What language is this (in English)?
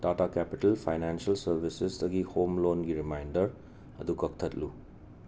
Manipuri